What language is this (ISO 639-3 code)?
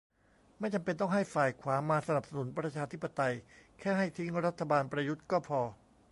tha